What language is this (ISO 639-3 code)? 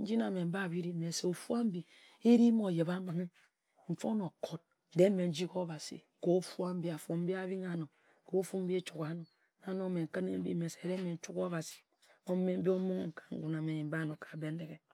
etu